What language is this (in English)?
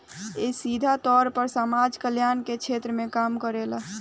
Bhojpuri